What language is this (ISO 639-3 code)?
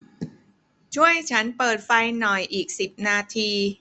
tha